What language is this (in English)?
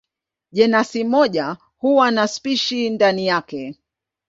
Swahili